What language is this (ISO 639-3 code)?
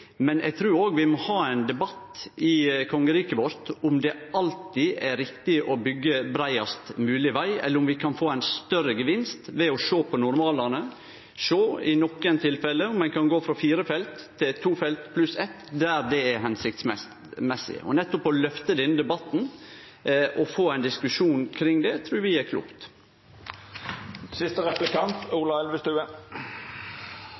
nno